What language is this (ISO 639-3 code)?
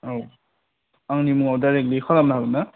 brx